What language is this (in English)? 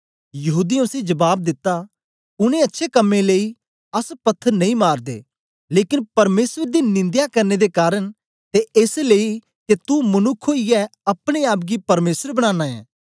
Dogri